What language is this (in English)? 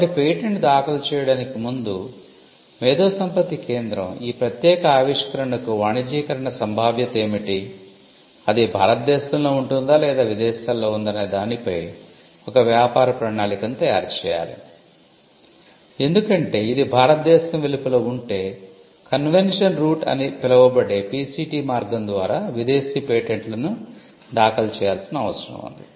Telugu